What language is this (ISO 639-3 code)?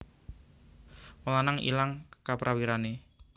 jav